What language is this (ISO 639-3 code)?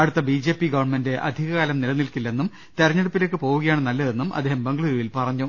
mal